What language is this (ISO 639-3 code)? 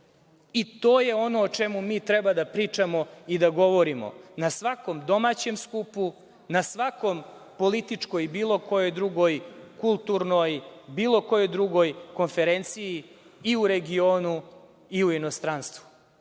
srp